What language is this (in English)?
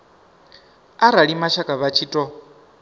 Venda